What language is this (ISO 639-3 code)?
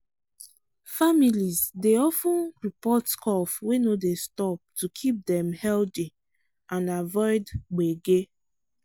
pcm